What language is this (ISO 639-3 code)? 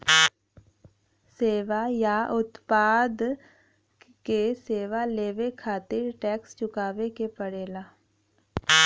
bho